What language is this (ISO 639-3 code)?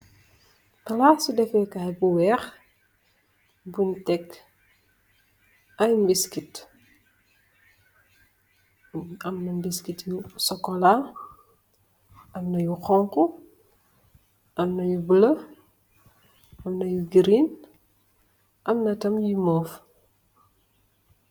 wol